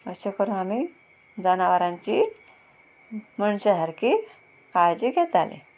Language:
Konkani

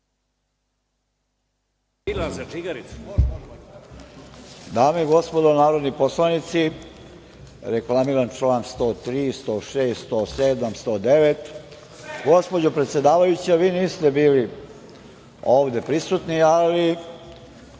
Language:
Serbian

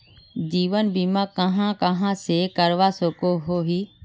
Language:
Magahi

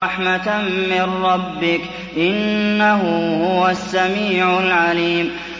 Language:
Arabic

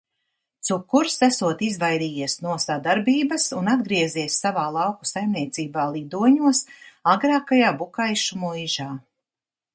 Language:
Latvian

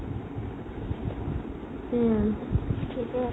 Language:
Assamese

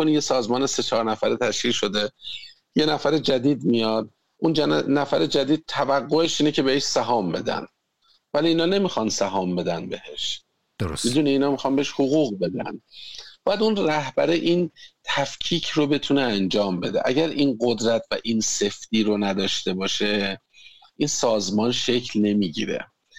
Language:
Persian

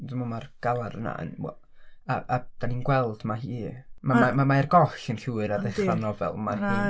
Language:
Welsh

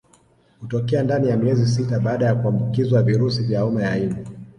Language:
Swahili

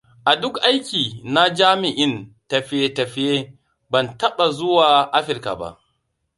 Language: Hausa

